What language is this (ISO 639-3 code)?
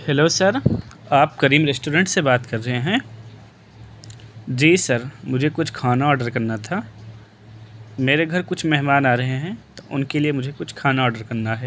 urd